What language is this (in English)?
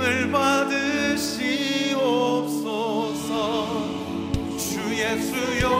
Korean